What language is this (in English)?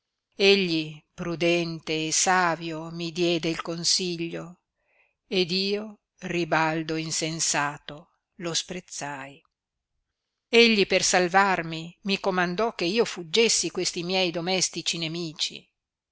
Italian